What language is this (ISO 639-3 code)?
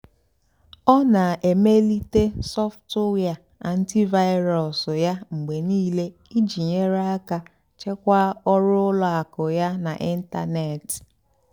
ibo